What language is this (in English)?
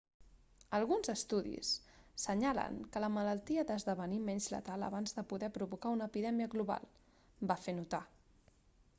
Catalan